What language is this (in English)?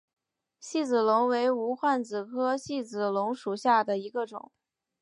Chinese